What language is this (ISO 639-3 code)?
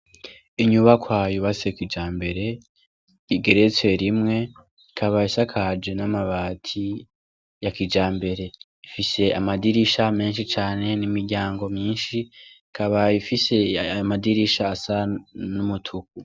run